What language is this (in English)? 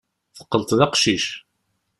Kabyle